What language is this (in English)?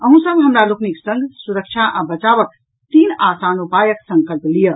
Maithili